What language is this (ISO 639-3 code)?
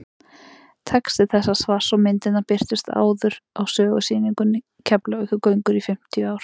isl